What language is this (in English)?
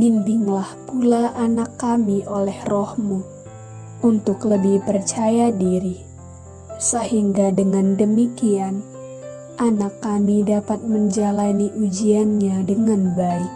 Indonesian